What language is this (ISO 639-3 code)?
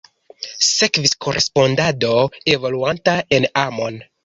epo